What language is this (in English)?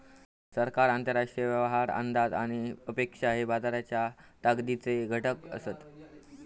Marathi